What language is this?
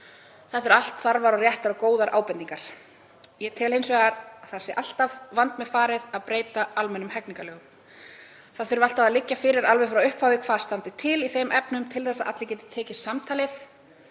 Icelandic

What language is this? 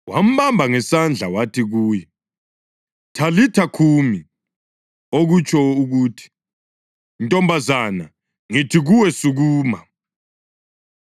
North Ndebele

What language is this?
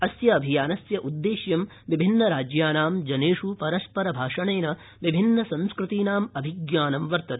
Sanskrit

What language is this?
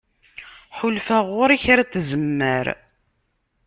Kabyle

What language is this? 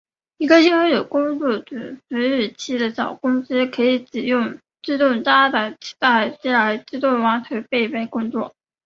Chinese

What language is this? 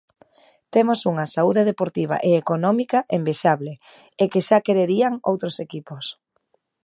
Galician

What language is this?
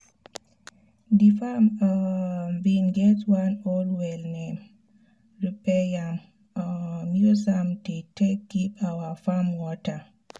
Nigerian Pidgin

